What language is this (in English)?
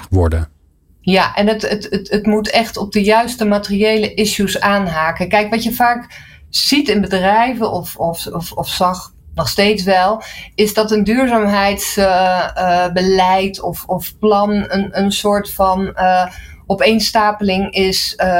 Dutch